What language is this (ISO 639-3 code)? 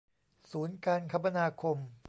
tha